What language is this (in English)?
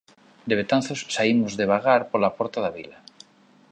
Galician